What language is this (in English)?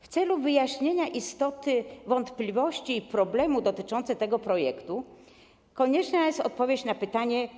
Polish